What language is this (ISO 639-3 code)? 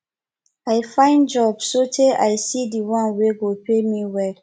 pcm